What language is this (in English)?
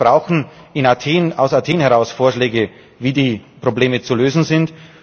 German